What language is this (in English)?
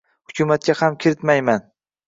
Uzbek